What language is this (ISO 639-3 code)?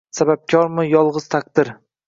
uzb